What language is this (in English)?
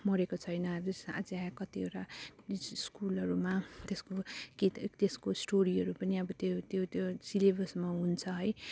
Nepali